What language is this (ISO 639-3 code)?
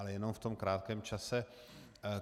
ces